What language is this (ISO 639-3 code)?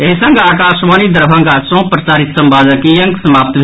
mai